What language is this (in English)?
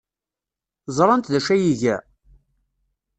Kabyle